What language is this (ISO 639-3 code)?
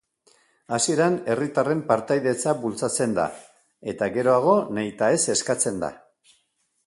eus